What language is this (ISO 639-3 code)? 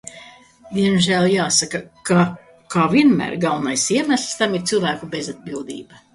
lav